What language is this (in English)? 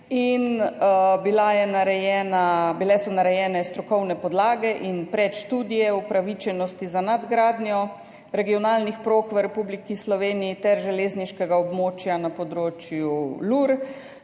Slovenian